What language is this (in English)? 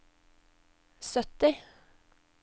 Norwegian